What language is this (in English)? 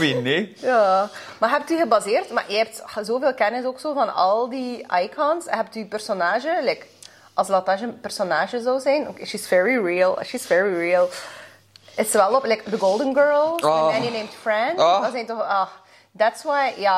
Dutch